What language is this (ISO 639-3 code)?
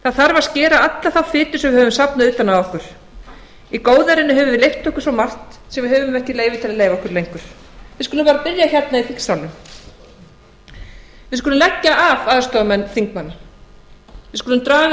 isl